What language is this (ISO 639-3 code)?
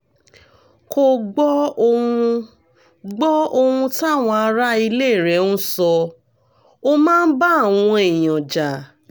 yor